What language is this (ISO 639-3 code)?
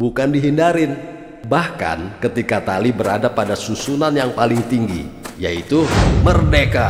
ind